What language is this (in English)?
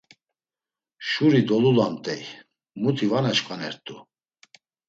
Laz